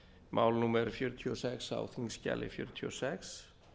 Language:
Icelandic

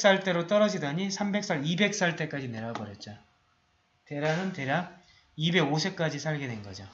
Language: Korean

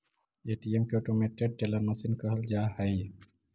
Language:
Magahi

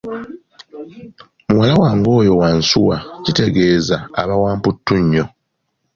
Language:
Ganda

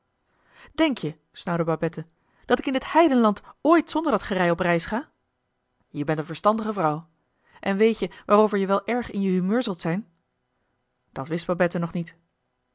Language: Dutch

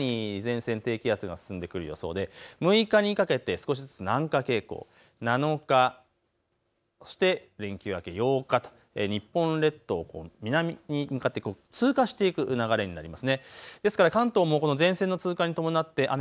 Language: Japanese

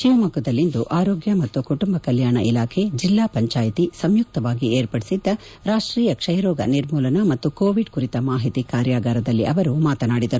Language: Kannada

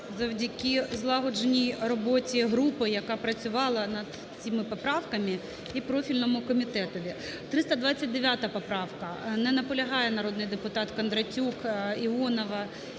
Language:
Ukrainian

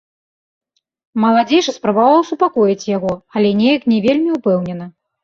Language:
Belarusian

